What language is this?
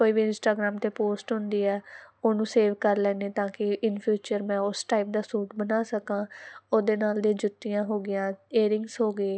Punjabi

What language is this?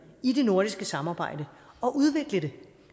Danish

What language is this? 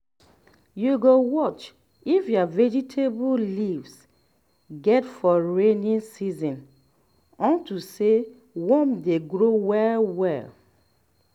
Nigerian Pidgin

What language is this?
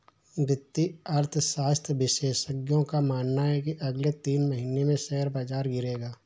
Hindi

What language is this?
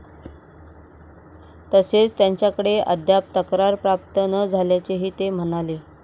Marathi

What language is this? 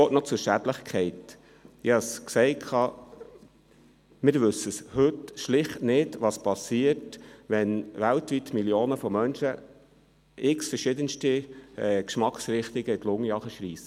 Swiss German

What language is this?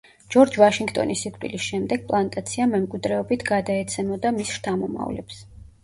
Georgian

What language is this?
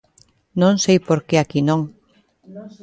Galician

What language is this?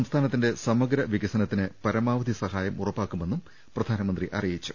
Malayalam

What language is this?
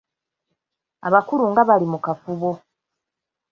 Ganda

